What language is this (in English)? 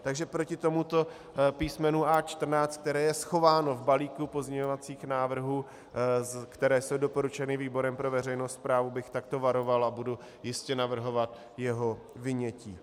Czech